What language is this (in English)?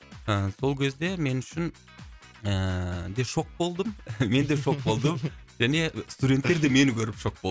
Kazakh